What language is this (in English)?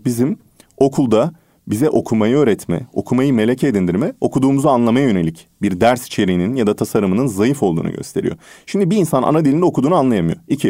Turkish